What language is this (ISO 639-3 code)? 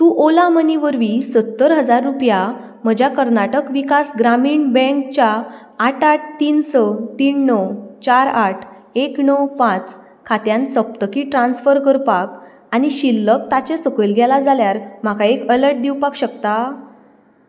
kok